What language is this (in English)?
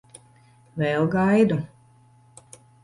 Latvian